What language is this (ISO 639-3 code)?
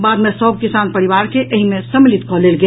mai